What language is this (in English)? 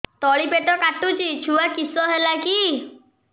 Odia